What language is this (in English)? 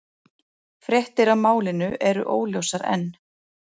Icelandic